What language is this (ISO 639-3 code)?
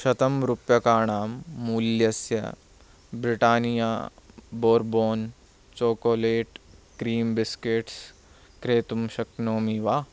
san